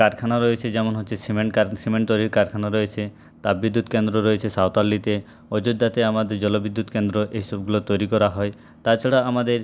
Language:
Bangla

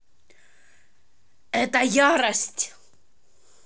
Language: Russian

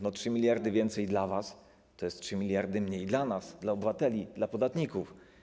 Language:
Polish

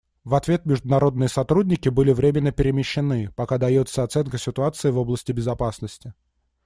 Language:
Russian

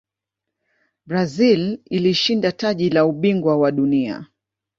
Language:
Swahili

